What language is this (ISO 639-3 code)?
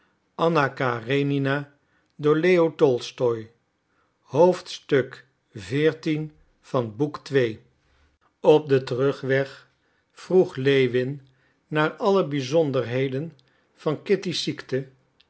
nld